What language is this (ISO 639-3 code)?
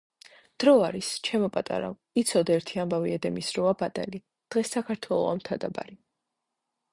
kat